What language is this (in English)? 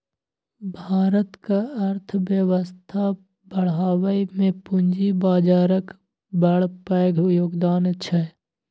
Maithili